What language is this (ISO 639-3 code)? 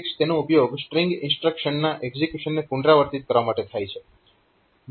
guj